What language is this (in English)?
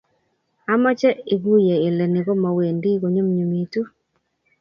Kalenjin